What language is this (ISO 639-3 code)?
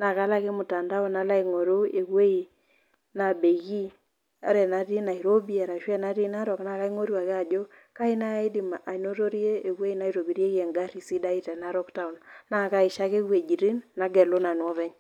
mas